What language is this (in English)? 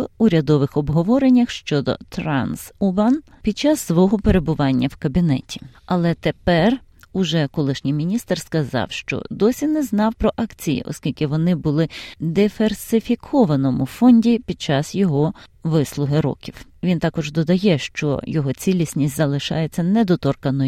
Ukrainian